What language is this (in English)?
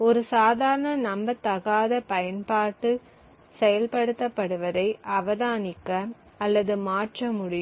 Tamil